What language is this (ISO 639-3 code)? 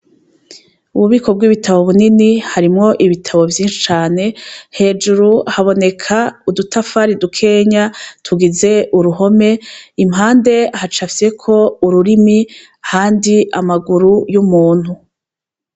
run